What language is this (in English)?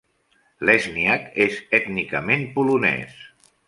Catalan